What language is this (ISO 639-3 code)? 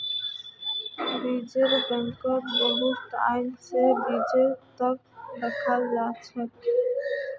mag